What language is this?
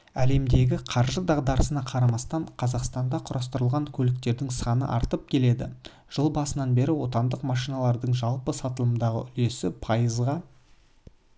Kazakh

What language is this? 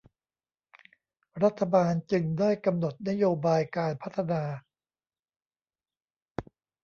Thai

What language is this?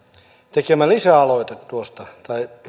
Finnish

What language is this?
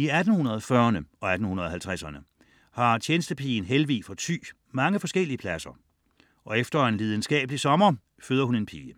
Danish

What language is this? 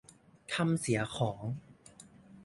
Thai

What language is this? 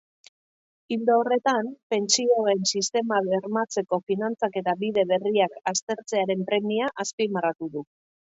Basque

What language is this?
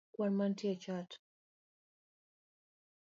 Luo (Kenya and Tanzania)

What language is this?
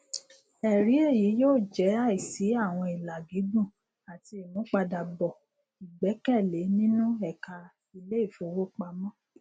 Yoruba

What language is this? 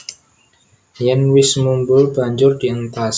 Javanese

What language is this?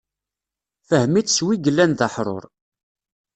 Kabyle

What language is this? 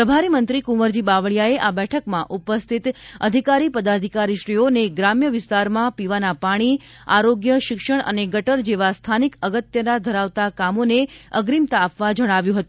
Gujarati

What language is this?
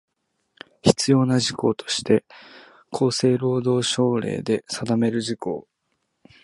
Japanese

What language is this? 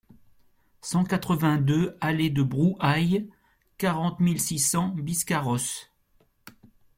French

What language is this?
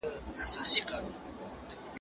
Pashto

